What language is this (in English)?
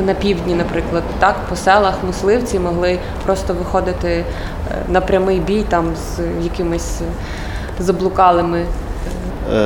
Ukrainian